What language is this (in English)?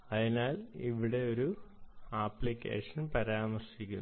Malayalam